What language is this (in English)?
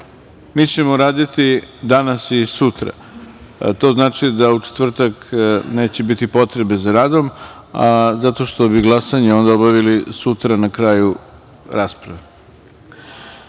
Serbian